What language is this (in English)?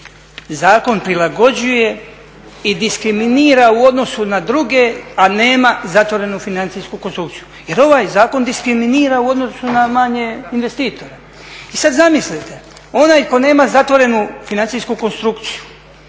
Croatian